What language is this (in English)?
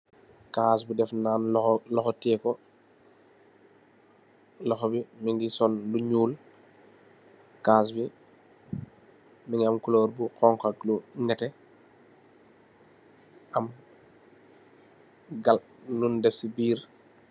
Wolof